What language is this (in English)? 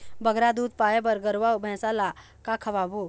Chhattisgarhi